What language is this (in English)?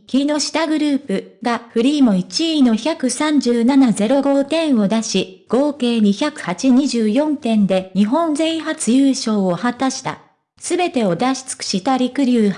Japanese